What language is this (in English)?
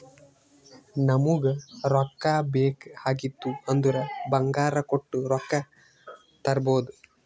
Kannada